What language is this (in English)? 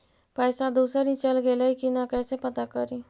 Magahi